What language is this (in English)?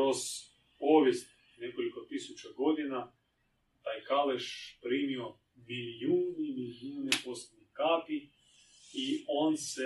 Croatian